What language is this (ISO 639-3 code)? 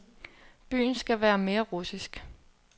dan